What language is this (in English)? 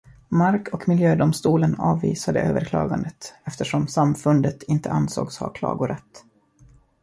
Swedish